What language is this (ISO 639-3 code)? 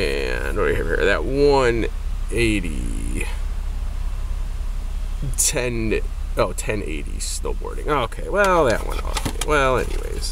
eng